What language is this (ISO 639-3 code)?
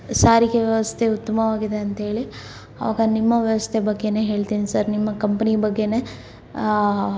kan